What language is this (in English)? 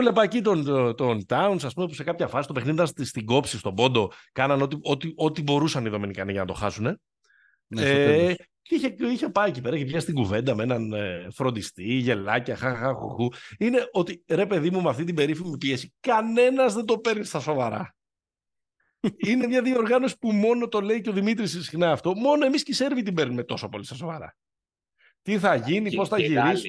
Greek